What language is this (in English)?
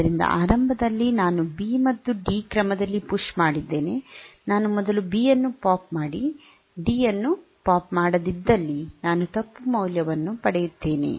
Kannada